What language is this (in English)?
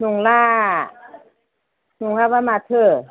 Bodo